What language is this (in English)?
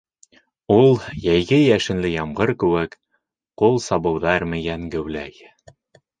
Bashkir